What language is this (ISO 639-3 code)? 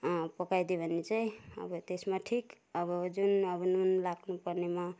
nep